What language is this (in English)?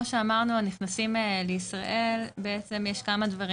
Hebrew